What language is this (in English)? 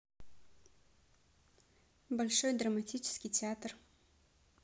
Russian